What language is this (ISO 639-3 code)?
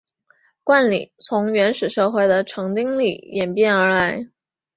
zho